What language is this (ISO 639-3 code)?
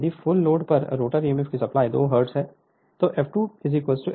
hin